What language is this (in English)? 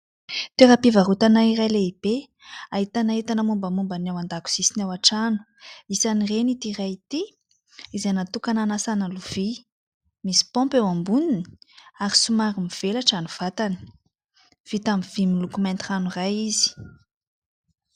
Malagasy